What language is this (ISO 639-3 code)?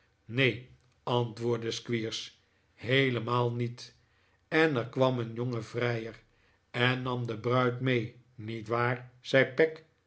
nld